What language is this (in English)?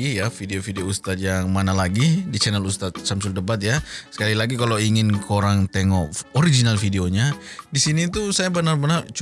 Malay